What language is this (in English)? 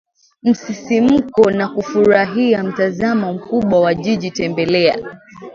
Swahili